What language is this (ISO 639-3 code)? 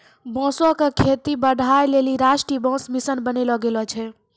mai